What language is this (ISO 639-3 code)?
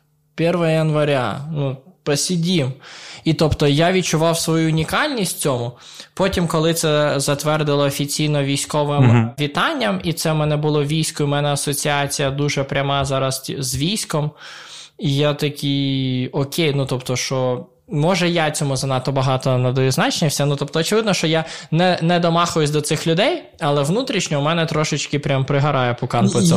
ukr